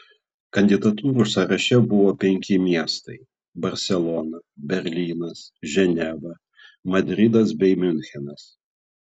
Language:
Lithuanian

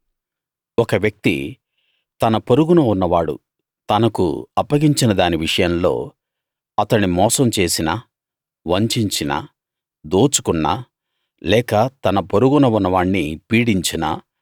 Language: Telugu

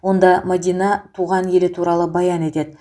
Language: Kazakh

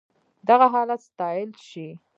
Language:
Pashto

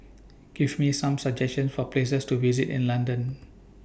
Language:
English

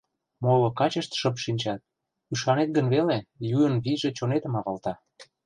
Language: Mari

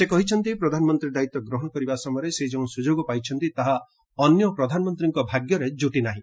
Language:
Odia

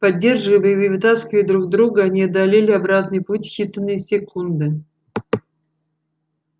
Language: Russian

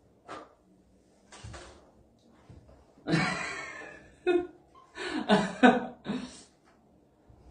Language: Korean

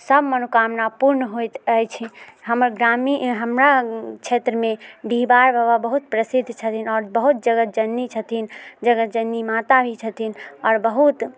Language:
Maithili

